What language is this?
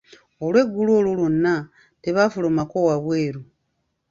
Ganda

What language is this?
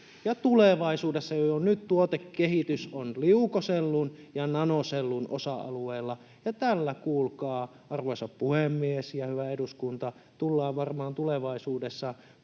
Finnish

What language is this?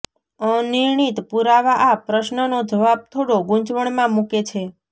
Gujarati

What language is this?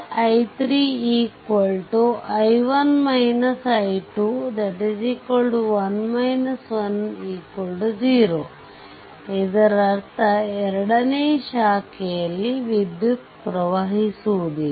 Kannada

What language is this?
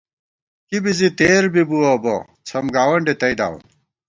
Gawar-Bati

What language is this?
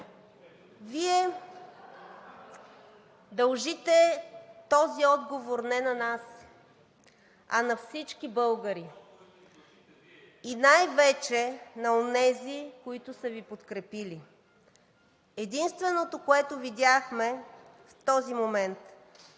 Bulgarian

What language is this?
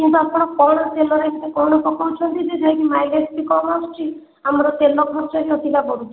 Odia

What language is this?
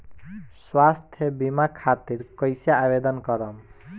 Bhojpuri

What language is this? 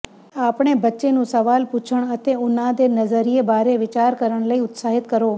Punjabi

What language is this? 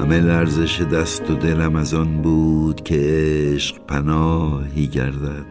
Persian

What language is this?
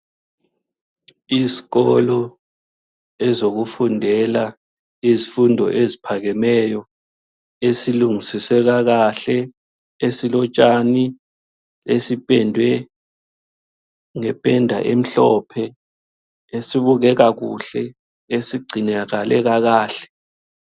North Ndebele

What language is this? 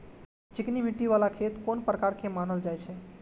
Maithili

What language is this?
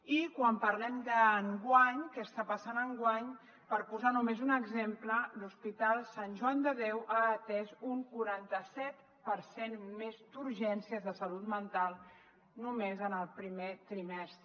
Catalan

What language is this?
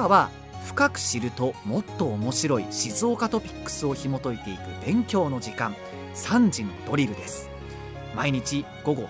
Japanese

